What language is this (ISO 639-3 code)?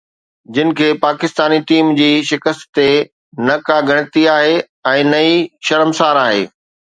snd